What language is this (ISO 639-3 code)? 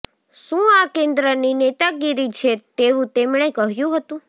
guj